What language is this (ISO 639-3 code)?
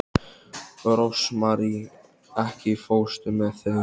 isl